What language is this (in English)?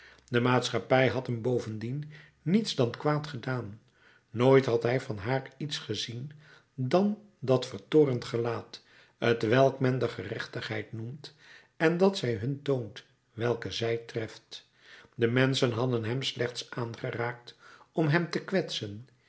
Dutch